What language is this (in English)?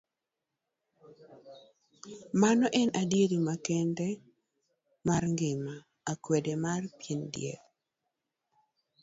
Luo (Kenya and Tanzania)